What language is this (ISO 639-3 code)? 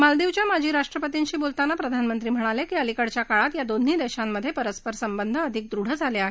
mar